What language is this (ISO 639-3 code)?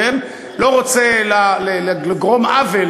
heb